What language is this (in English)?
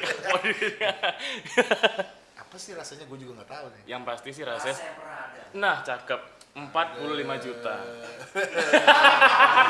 Indonesian